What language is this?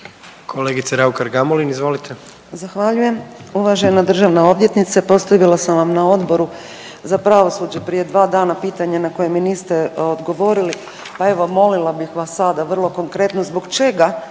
Croatian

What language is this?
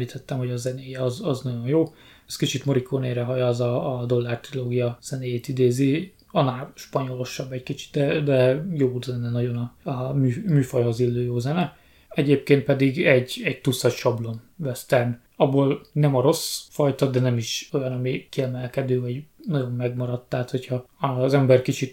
Hungarian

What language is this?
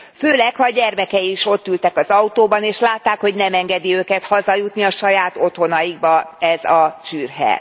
Hungarian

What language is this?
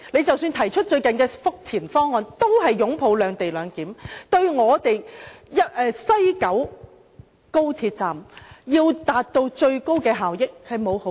Cantonese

